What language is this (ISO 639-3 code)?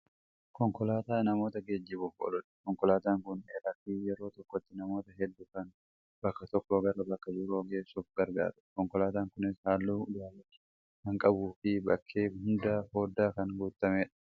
orm